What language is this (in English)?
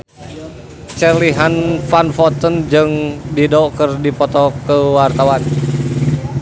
Sundanese